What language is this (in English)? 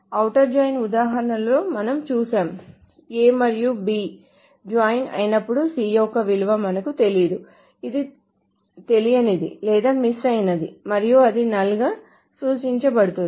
Telugu